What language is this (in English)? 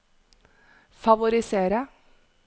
Norwegian